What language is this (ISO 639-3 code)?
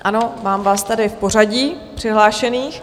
ces